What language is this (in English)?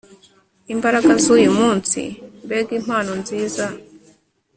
Kinyarwanda